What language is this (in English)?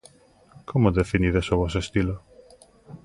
Galician